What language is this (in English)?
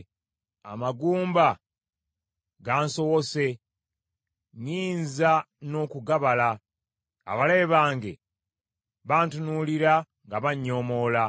Ganda